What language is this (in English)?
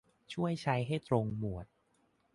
Thai